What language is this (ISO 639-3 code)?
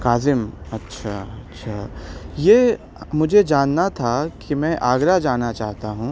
urd